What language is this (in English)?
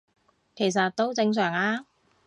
Cantonese